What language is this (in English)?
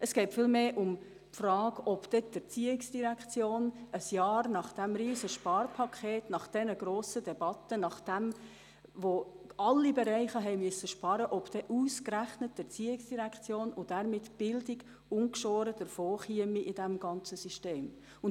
Swiss German